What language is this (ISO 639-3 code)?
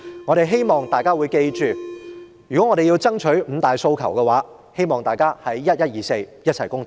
yue